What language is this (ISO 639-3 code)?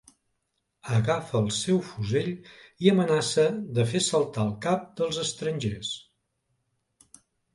cat